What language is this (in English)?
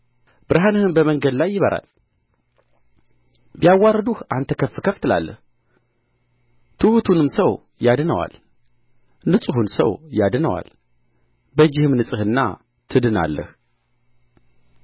Amharic